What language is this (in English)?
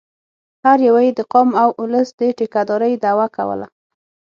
Pashto